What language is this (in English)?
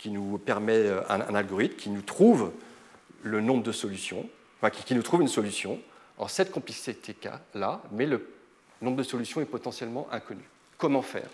French